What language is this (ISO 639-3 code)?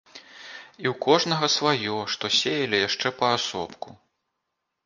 bel